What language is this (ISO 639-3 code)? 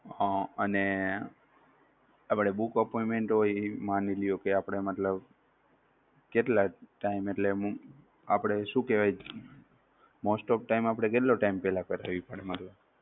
guj